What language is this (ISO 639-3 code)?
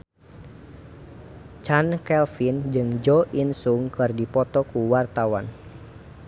sun